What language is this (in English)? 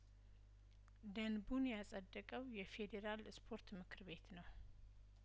Amharic